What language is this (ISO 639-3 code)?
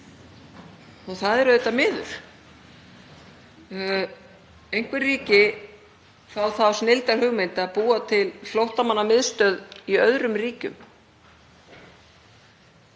isl